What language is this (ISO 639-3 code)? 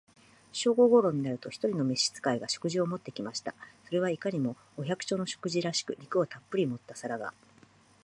jpn